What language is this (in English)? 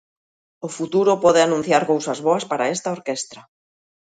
Galician